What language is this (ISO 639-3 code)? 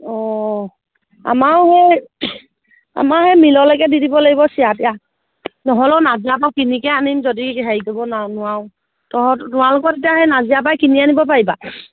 asm